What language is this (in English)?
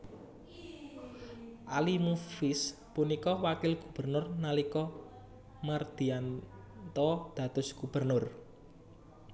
Javanese